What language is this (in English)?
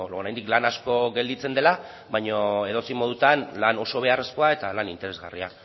Basque